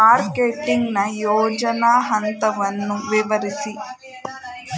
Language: Kannada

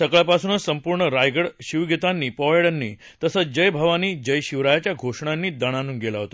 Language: Marathi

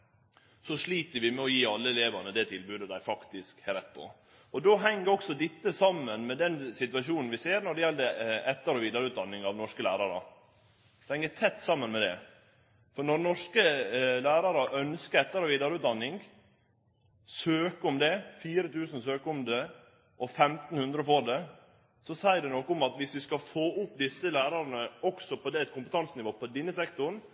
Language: Norwegian Nynorsk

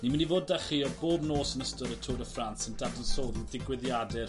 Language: Welsh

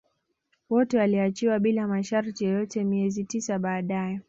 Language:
Swahili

